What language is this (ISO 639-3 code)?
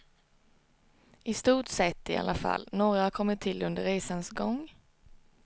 swe